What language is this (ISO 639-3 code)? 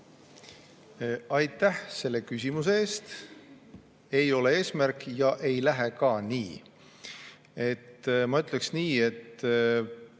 est